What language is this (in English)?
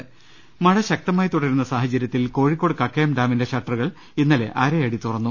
Malayalam